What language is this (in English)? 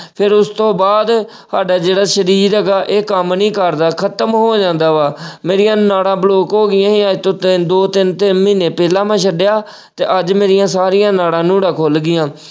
Punjabi